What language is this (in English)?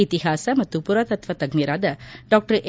Kannada